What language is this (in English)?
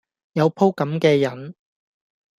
Cantonese